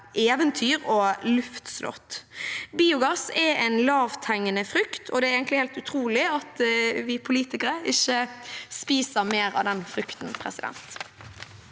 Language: Norwegian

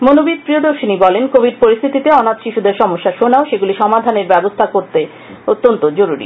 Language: Bangla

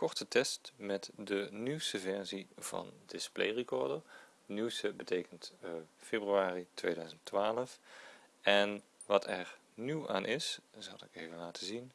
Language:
Dutch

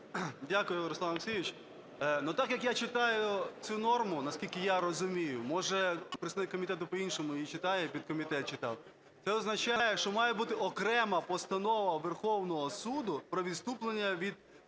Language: Ukrainian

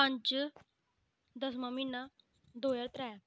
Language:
Dogri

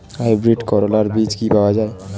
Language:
Bangla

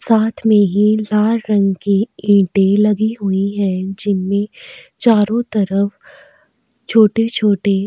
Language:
Hindi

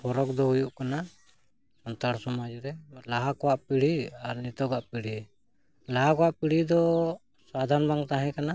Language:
Santali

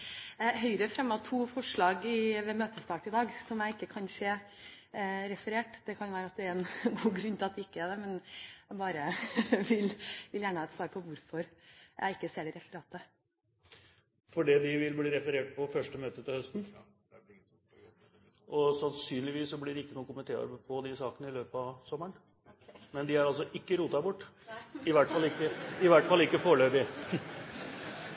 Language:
Norwegian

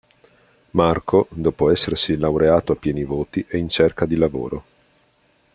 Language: Italian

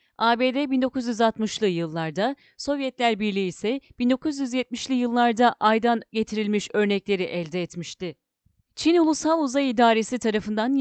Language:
Turkish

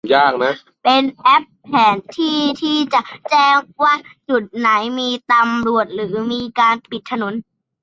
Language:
Thai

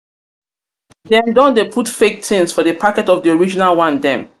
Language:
Nigerian Pidgin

